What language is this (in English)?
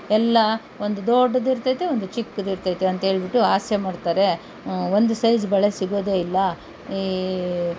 Kannada